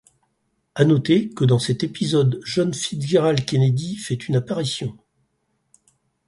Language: French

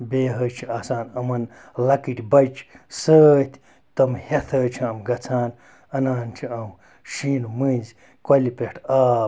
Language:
Kashmiri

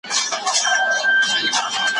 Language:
Pashto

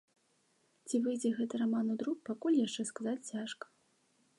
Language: Belarusian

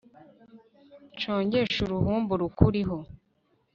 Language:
Kinyarwanda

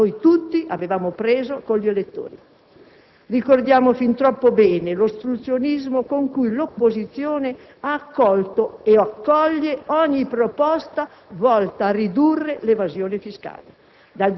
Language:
Italian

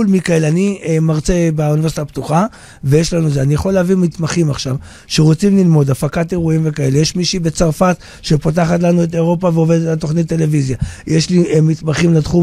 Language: Hebrew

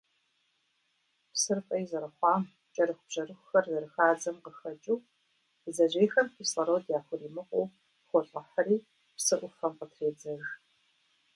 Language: Kabardian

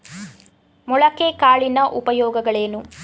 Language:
Kannada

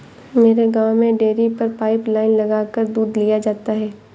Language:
Hindi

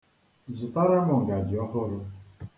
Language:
Igbo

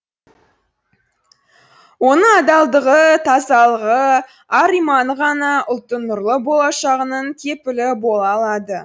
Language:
Kazakh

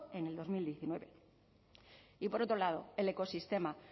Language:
Spanish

